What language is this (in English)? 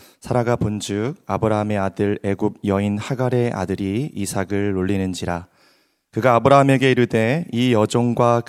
Korean